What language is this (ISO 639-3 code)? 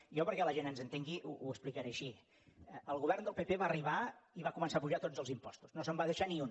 cat